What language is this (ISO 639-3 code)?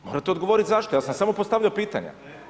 hrv